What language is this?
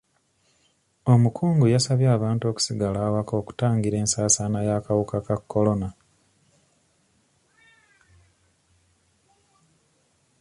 Ganda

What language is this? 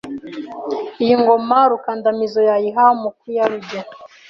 Kinyarwanda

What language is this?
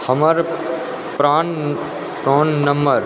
Maithili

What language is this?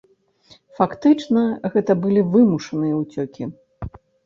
Belarusian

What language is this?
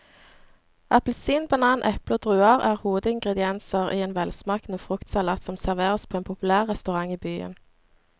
Norwegian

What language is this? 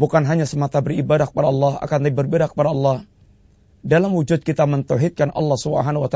Malay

